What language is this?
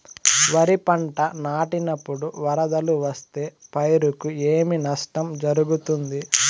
Telugu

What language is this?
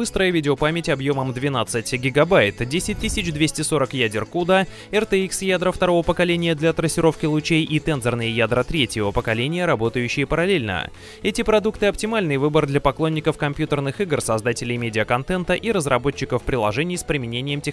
Russian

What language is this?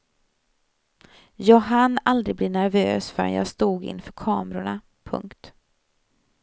Swedish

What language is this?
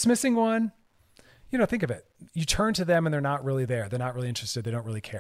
English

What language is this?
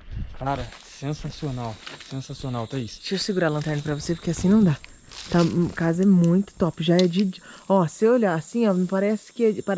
Portuguese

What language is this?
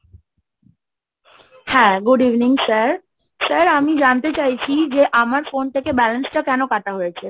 Bangla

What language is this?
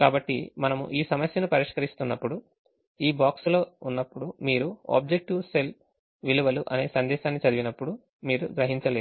Telugu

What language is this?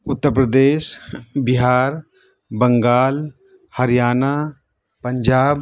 Urdu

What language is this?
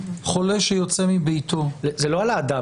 Hebrew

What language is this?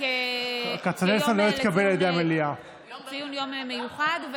Hebrew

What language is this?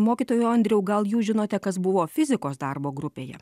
Lithuanian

